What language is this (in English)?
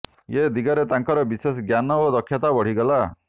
Odia